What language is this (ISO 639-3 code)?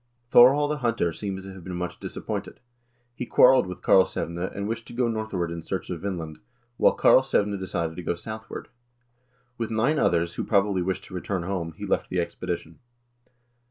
eng